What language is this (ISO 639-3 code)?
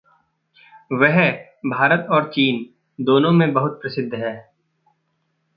hin